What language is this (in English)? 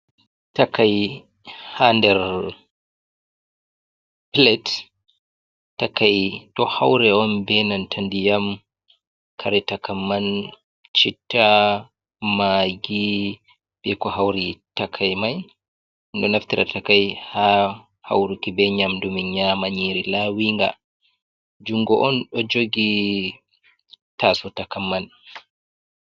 Fula